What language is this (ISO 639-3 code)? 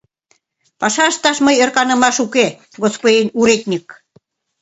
chm